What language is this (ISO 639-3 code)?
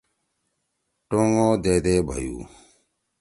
trw